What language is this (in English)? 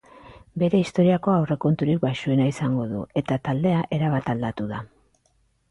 Basque